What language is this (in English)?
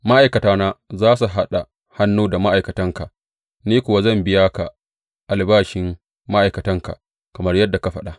Hausa